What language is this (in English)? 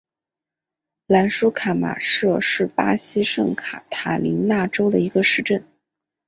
Chinese